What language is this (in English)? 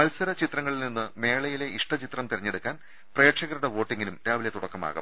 Malayalam